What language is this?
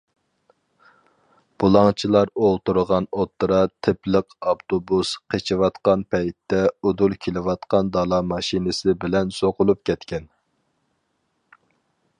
Uyghur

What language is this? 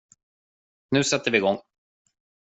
Swedish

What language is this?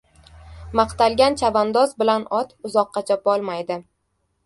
Uzbek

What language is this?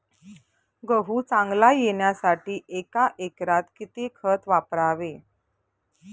Marathi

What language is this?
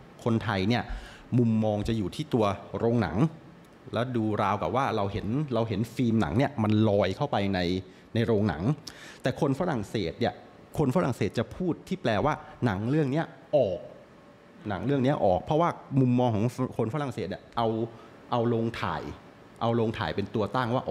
Thai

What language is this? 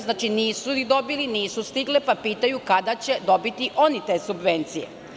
Serbian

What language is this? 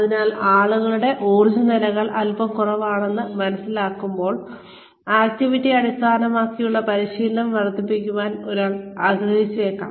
Malayalam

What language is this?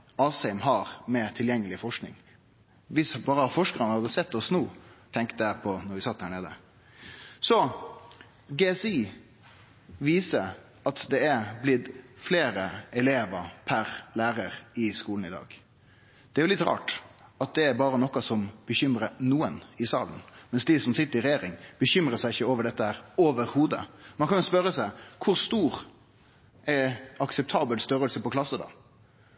Norwegian Nynorsk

